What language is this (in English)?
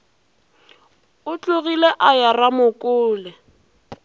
Northern Sotho